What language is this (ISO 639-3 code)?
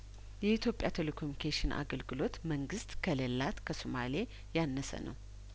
amh